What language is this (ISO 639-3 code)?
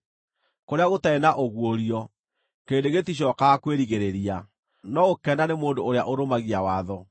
kik